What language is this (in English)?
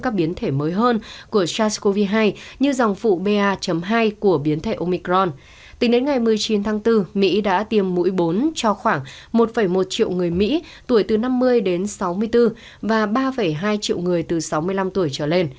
Vietnamese